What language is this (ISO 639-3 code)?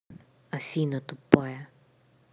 rus